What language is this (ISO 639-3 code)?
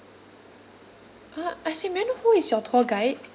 eng